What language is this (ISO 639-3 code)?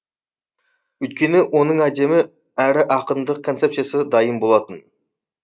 kaz